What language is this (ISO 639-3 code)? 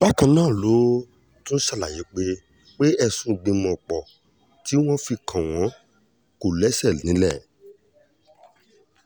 yor